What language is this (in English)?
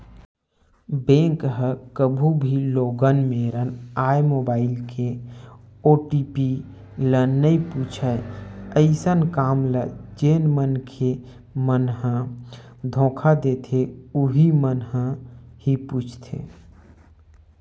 Chhattisgarhi